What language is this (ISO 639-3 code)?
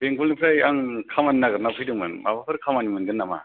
brx